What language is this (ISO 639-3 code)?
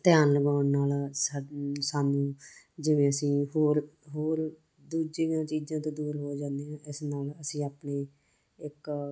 pan